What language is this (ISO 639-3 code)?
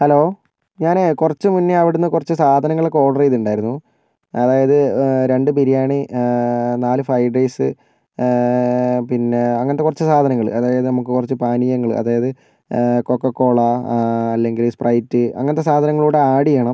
mal